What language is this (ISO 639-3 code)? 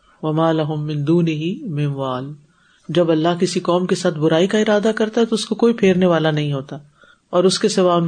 urd